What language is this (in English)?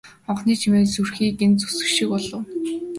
Mongolian